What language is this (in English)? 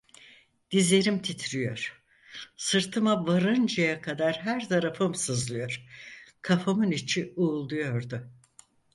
Turkish